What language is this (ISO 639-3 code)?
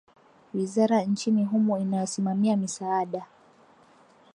swa